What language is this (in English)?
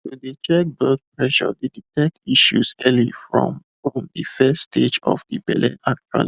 Nigerian Pidgin